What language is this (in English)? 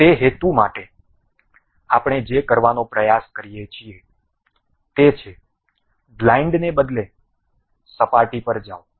Gujarati